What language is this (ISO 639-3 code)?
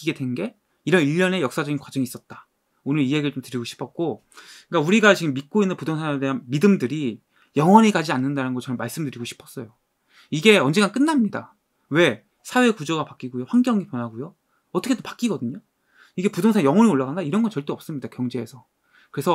kor